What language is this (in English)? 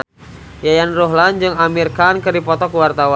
Sundanese